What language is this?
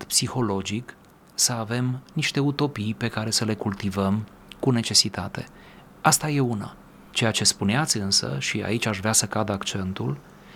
Romanian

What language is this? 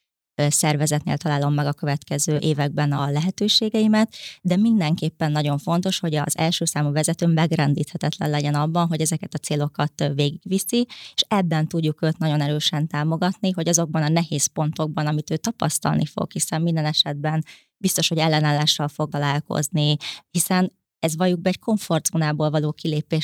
Hungarian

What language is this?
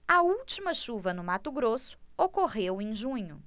Portuguese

